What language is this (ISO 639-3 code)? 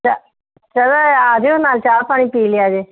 pan